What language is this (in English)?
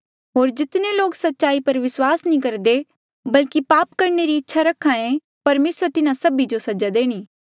Mandeali